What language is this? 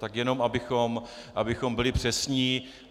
Czech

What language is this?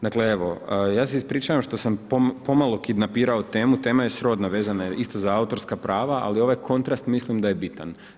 Croatian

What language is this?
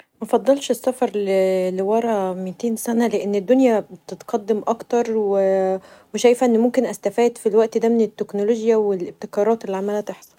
Egyptian Arabic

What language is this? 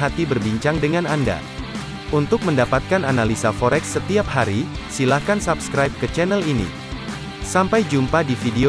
Indonesian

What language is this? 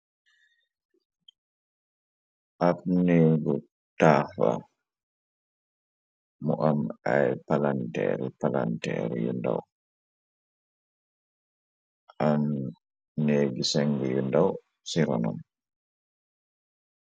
Wolof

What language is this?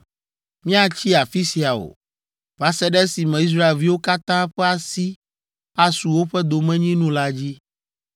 Ewe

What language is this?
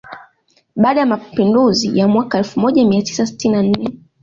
Swahili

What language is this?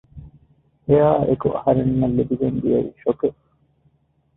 Divehi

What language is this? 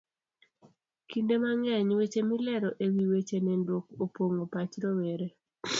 Luo (Kenya and Tanzania)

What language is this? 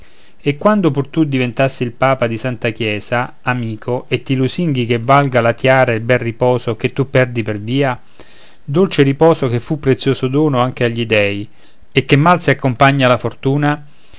Italian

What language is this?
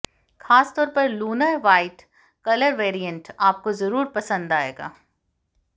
Hindi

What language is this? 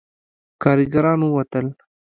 Pashto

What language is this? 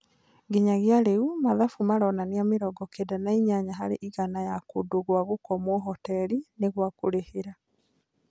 Kikuyu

